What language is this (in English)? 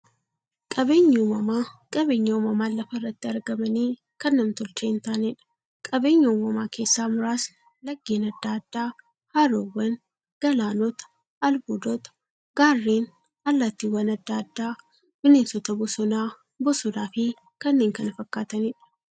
Oromo